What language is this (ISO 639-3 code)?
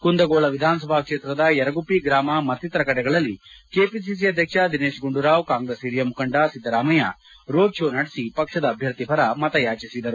kan